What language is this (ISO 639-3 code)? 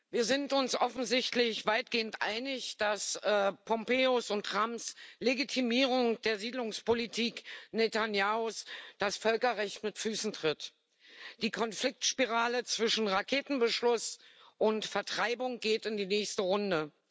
deu